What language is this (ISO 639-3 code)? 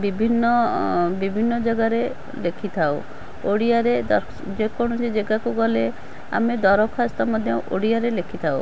ori